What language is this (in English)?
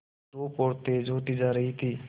Hindi